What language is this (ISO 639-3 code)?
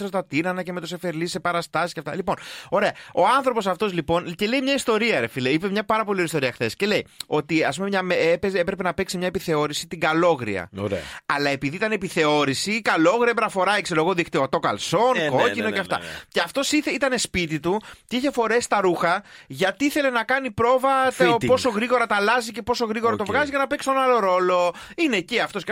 ell